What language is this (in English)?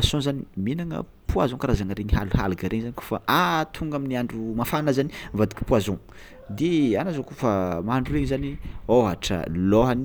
Tsimihety Malagasy